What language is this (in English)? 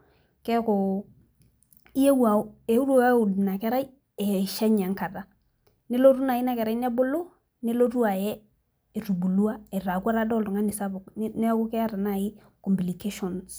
Masai